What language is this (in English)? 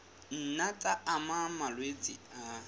Southern Sotho